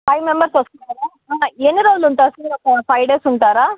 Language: Telugu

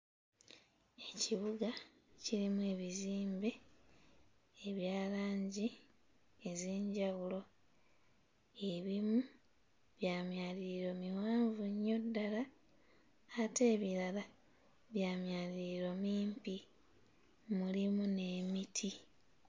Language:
Ganda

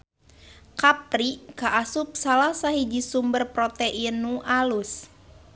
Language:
Sundanese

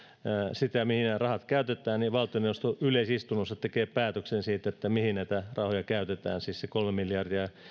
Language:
Finnish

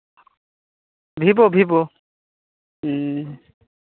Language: Santali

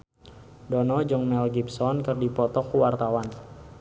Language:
Sundanese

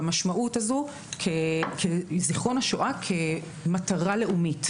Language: Hebrew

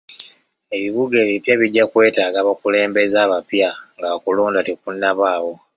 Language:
Ganda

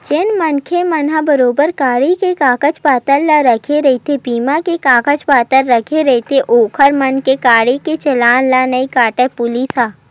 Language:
Chhattisgarhi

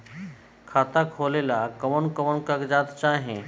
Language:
Bhojpuri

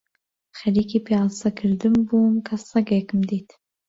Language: Central Kurdish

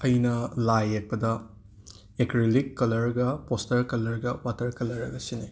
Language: Manipuri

